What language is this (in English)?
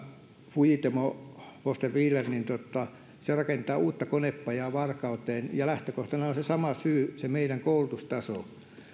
Finnish